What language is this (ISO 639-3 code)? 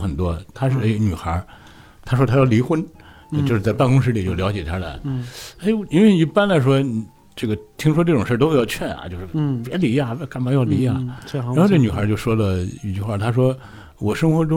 zho